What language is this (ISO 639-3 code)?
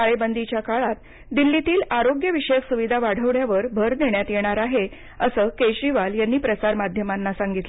mar